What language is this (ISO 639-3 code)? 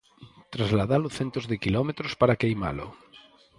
glg